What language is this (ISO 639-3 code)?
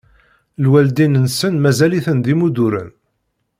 kab